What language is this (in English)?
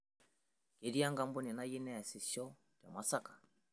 Masai